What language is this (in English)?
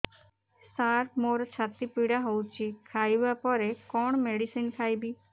Odia